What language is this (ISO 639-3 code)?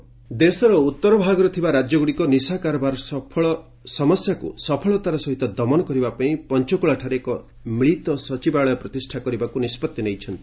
ori